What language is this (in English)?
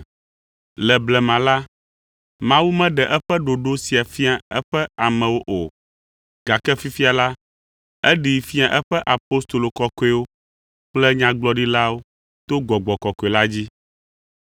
Ewe